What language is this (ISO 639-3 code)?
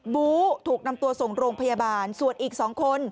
tha